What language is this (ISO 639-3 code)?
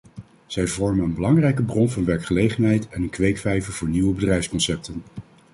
nld